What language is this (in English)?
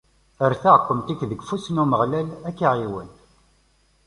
Kabyle